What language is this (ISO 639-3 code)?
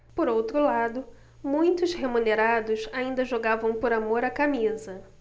por